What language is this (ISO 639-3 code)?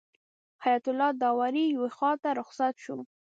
pus